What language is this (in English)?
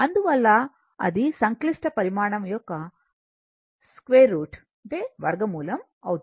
Telugu